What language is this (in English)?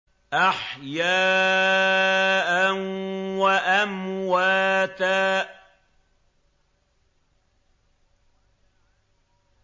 Arabic